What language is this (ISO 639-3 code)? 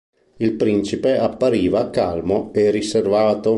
ita